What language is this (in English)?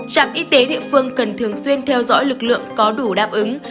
Vietnamese